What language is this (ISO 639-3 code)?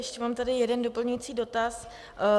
ces